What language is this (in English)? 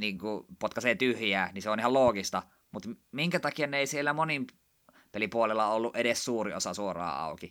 Finnish